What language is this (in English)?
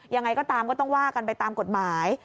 Thai